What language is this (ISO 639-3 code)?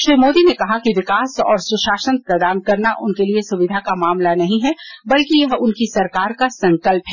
hin